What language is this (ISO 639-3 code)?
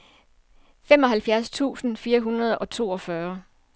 dan